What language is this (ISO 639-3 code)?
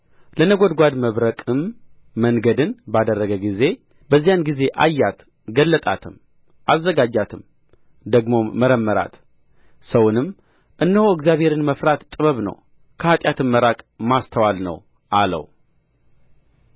amh